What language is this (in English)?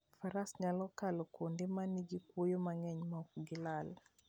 Luo (Kenya and Tanzania)